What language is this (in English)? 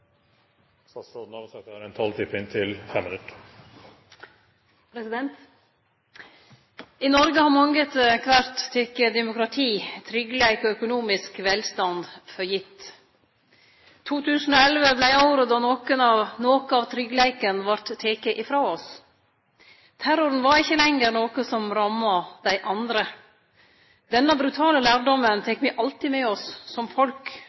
Norwegian